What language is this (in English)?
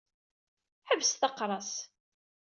Kabyle